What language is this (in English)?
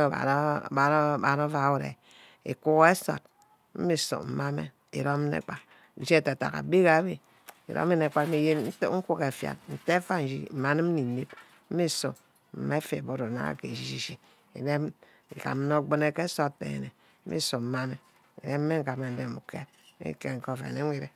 Ubaghara